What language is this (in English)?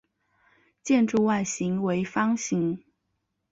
Chinese